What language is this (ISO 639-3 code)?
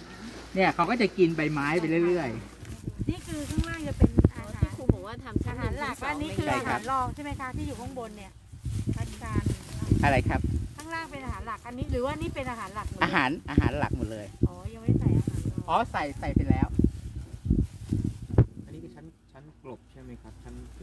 tha